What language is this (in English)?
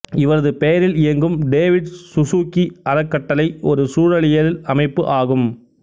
Tamil